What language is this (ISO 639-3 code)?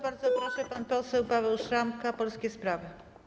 pol